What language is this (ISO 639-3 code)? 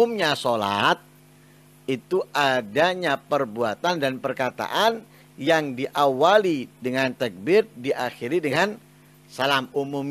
ind